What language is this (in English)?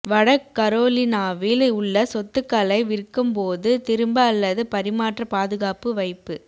Tamil